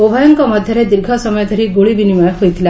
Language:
Odia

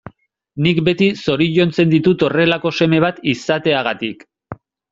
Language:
Basque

